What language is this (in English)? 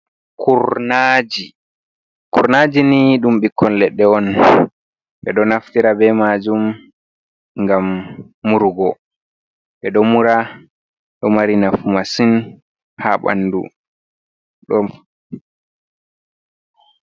Fula